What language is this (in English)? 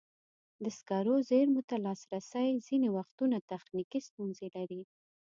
Pashto